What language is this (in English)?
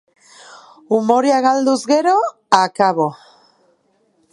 Basque